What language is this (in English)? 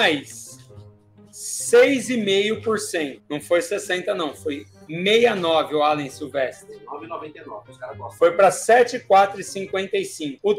Portuguese